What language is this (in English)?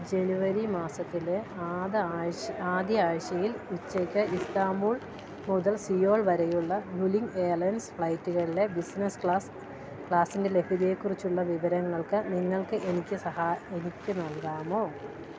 Malayalam